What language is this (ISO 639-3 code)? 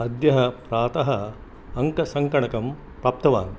san